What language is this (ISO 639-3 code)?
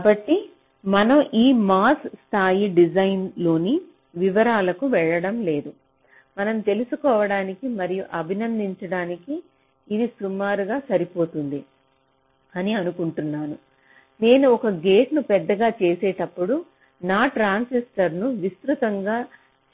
tel